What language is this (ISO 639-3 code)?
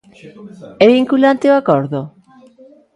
glg